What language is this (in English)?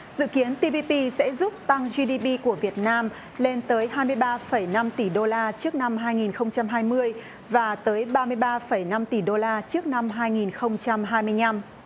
Vietnamese